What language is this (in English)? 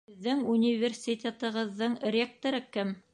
Bashkir